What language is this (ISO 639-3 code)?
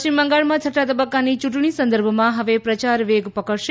guj